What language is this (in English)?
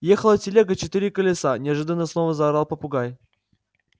Russian